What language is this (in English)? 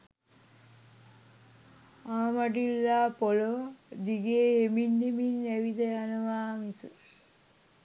Sinhala